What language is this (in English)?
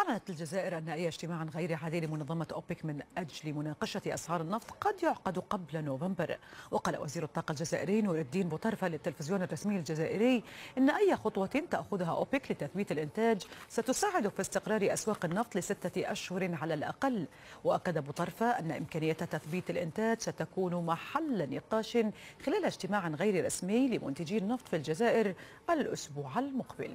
Arabic